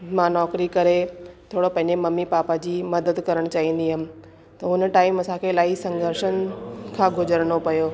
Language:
Sindhi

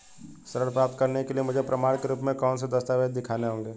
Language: Hindi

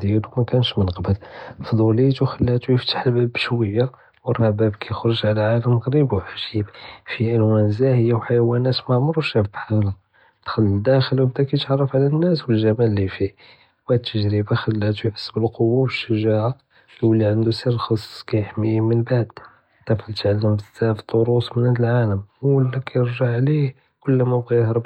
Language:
Judeo-Arabic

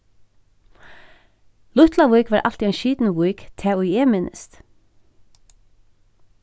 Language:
Faroese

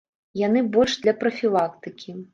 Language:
Belarusian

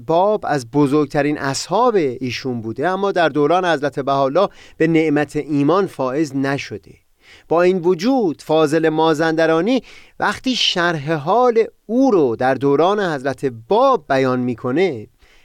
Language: Persian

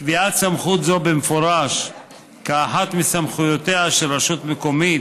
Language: Hebrew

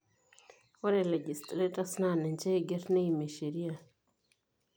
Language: Masai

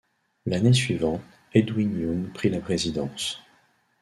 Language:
French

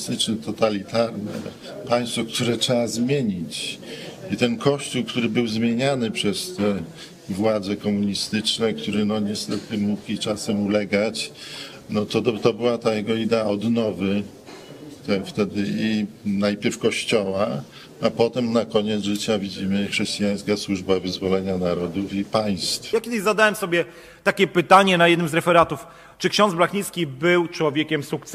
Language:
Polish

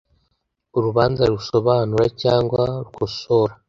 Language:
Kinyarwanda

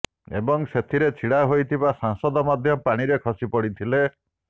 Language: Odia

